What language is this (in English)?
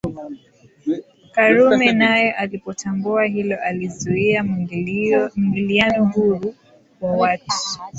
Swahili